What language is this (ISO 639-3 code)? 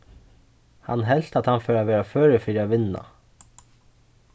fao